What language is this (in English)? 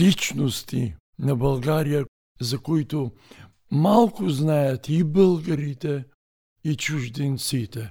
Bulgarian